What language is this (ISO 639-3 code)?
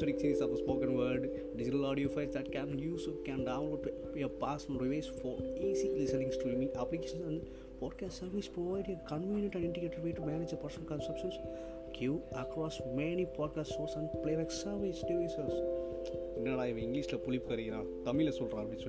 tam